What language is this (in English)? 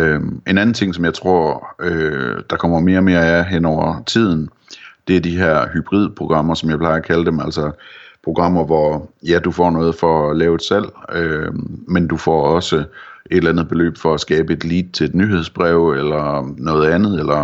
Danish